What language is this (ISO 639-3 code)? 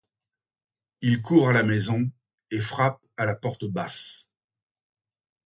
fra